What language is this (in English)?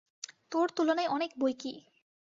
Bangla